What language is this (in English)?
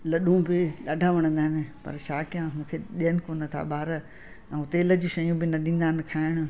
Sindhi